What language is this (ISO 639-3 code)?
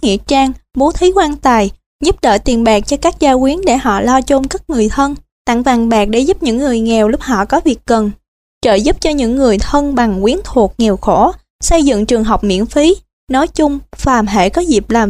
vie